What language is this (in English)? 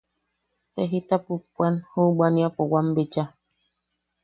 Yaqui